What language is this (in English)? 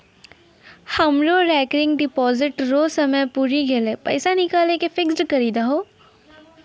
Maithili